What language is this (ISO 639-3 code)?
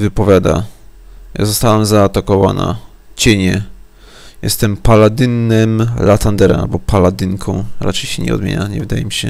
pol